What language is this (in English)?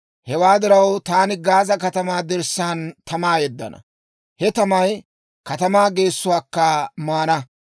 Dawro